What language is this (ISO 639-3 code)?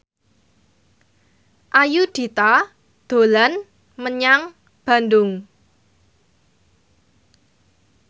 jav